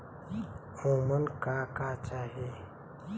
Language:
Bhojpuri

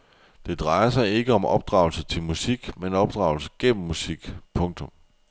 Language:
Danish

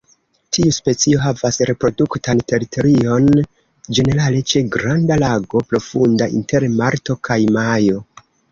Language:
Esperanto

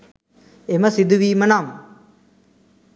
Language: Sinhala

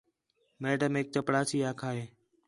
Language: Khetrani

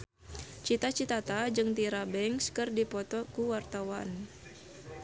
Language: Sundanese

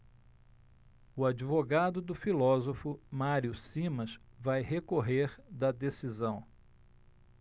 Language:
Portuguese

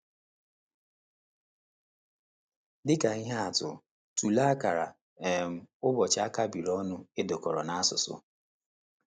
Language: Igbo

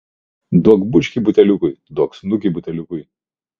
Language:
Lithuanian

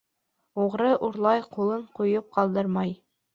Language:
Bashkir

